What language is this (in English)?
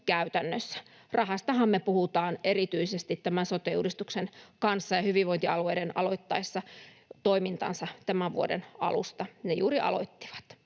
Finnish